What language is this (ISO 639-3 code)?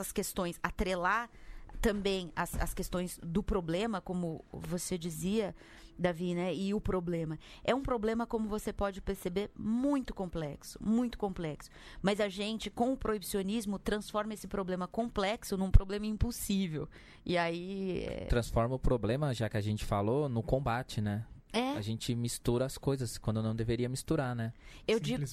por